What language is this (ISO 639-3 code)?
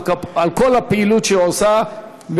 heb